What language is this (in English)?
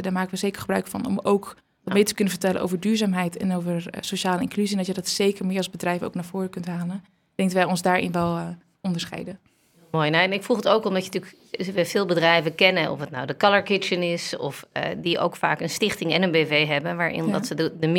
Dutch